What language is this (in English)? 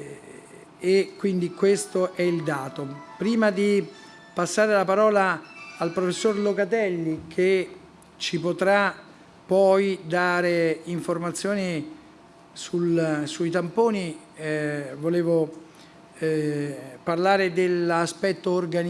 Italian